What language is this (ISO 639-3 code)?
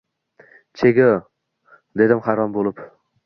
uzb